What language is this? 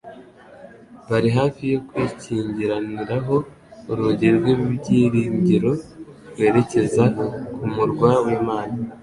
Kinyarwanda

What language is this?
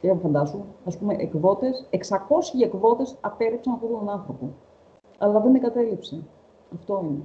Greek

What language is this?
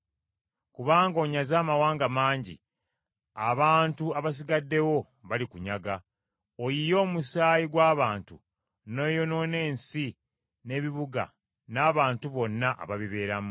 Ganda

